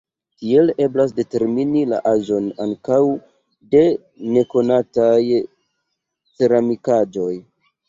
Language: Esperanto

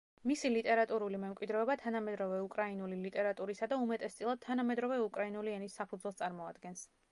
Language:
Georgian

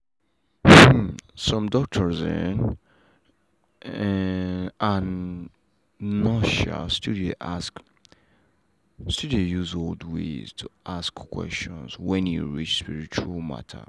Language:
Nigerian Pidgin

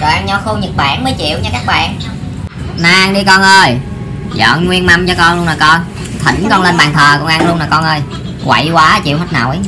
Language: Vietnamese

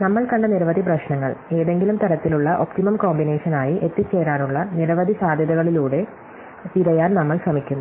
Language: Malayalam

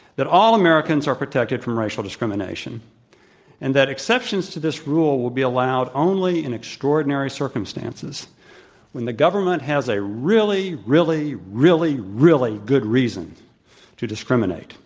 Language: English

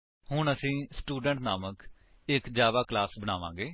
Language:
Punjabi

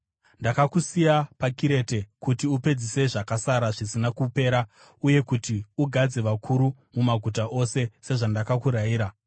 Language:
Shona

